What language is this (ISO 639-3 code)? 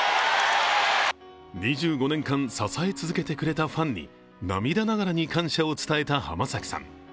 jpn